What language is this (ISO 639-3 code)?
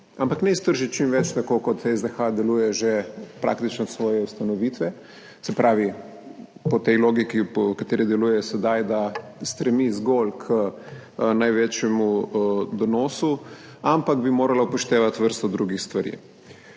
slv